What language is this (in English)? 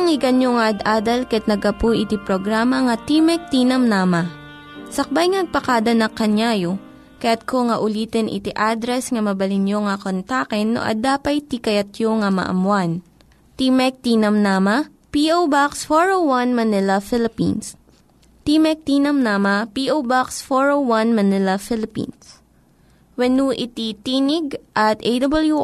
Filipino